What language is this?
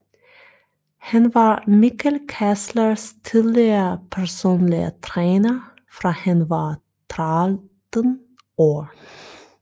Danish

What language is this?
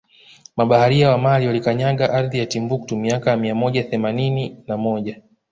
Swahili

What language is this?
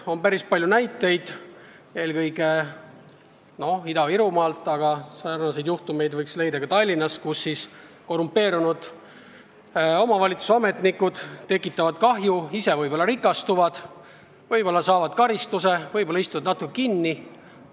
Estonian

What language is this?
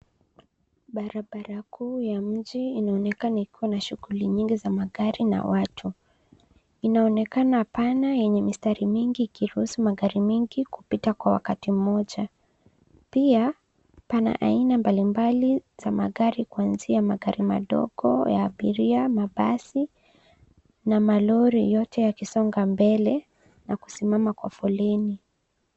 Swahili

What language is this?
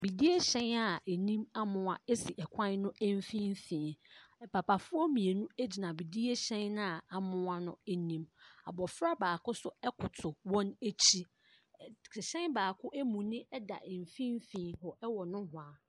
Akan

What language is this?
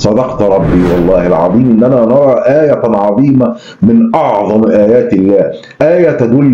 Arabic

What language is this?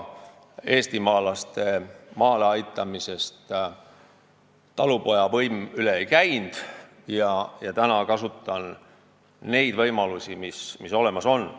Estonian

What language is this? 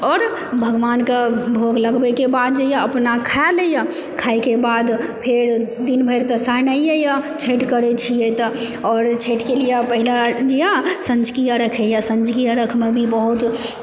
Maithili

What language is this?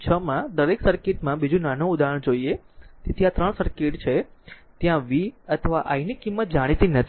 Gujarati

